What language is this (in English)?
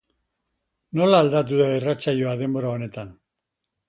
Basque